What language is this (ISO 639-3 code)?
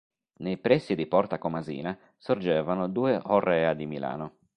ita